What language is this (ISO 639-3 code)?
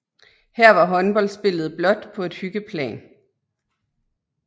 dan